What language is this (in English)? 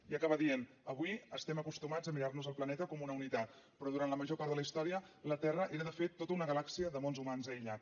Catalan